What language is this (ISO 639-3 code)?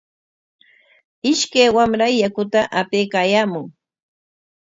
qwa